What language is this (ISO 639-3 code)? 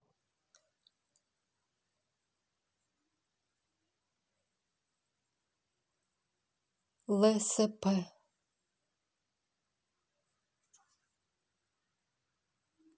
rus